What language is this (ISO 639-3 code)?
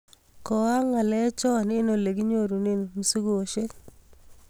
kln